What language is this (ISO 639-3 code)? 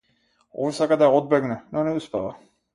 mkd